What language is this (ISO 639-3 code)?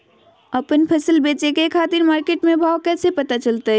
mag